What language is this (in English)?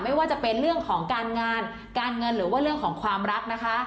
Thai